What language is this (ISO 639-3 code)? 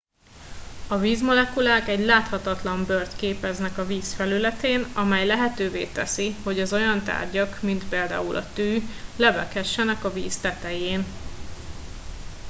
hun